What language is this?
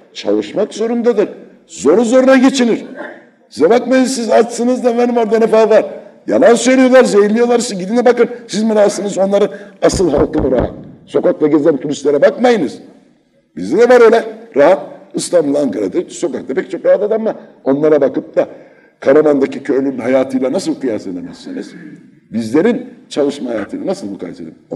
Turkish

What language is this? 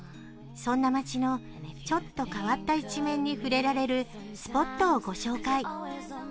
Japanese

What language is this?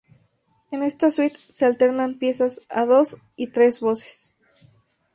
Spanish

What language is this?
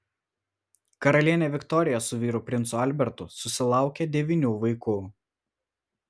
Lithuanian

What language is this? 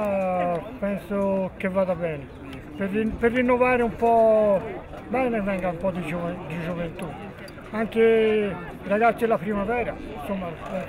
Italian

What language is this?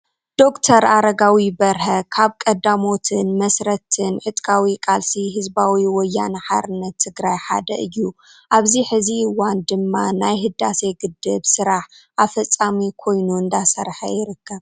Tigrinya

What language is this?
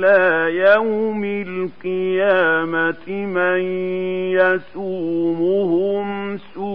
Arabic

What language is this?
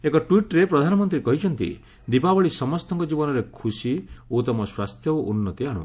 Odia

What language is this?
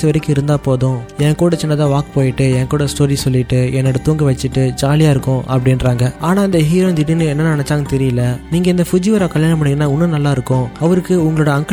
Tamil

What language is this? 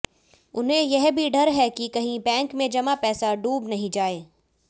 Hindi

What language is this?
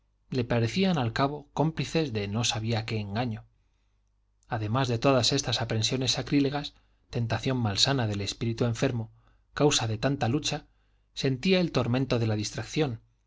Spanish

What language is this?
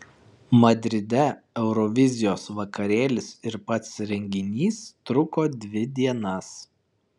Lithuanian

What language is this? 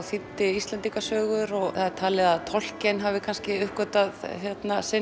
Icelandic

